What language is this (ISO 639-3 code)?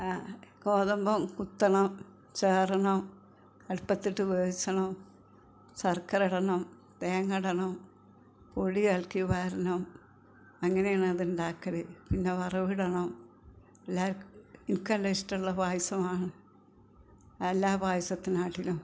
mal